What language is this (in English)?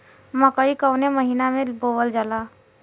Bhojpuri